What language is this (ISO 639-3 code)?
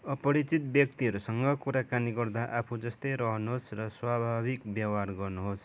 nep